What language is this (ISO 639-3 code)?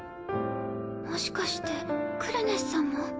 jpn